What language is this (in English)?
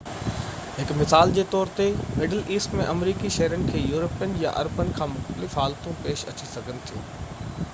Sindhi